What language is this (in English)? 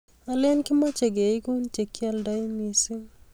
Kalenjin